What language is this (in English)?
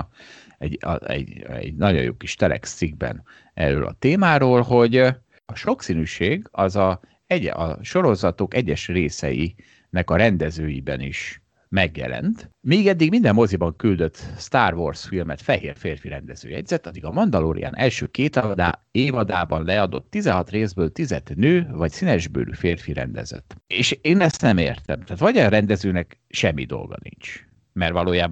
Hungarian